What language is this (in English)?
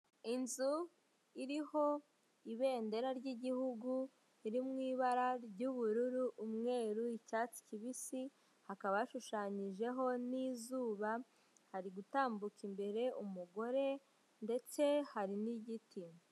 Kinyarwanda